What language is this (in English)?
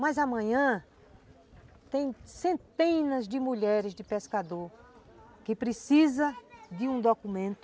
Portuguese